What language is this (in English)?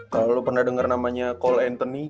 Indonesian